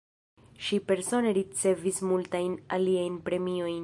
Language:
Esperanto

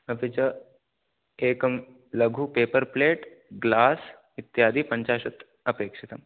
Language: Sanskrit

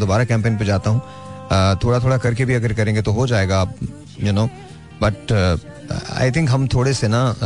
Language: Hindi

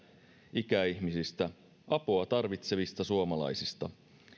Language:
Finnish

